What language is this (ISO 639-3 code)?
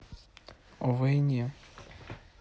rus